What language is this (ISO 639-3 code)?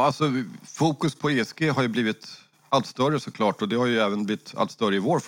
swe